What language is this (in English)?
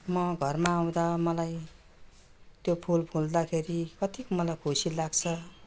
Nepali